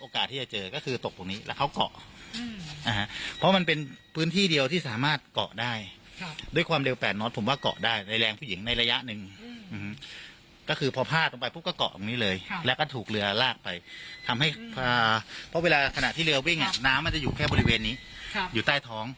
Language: Thai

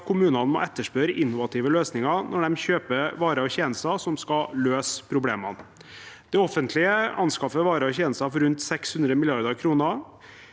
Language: Norwegian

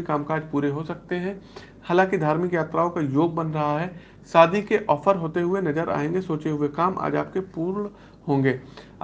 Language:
Hindi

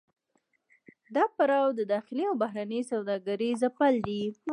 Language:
Pashto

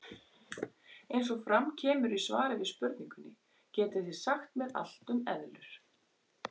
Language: Icelandic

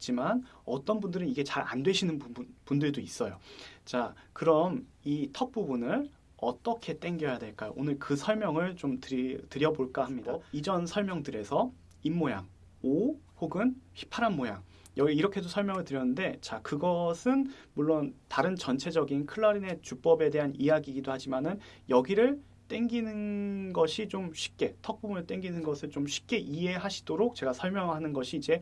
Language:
Korean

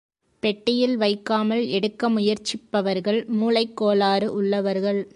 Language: Tamil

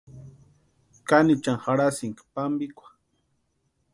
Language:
Western Highland Purepecha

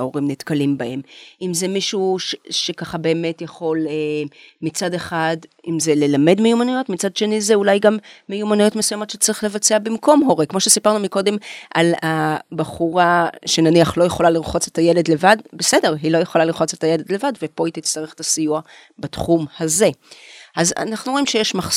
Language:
Hebrew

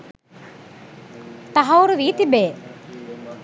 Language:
Sinhala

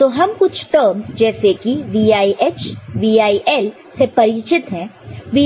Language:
Hindi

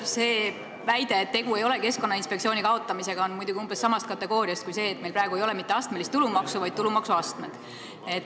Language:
Estonian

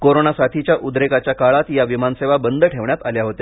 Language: Marathi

